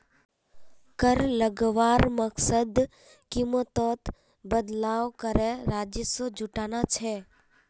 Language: Magahi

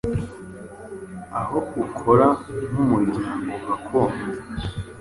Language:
Kinyarwanda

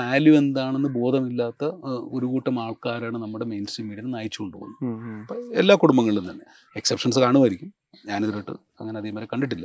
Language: Malayalam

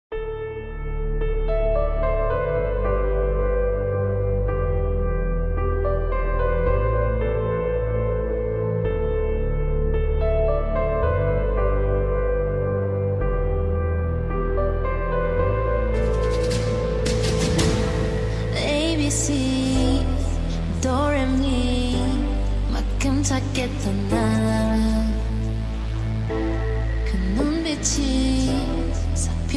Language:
Korean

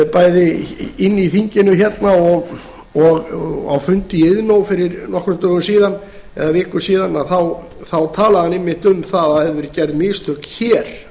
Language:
Icelandic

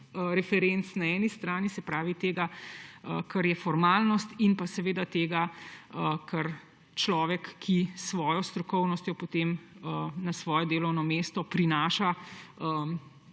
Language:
Slovenian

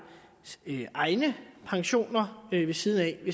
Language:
Danish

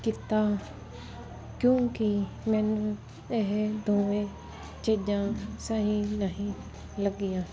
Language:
Punjabi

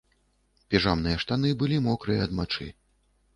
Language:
Belarusian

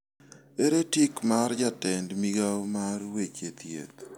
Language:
Luo (Kenya and Tanzania)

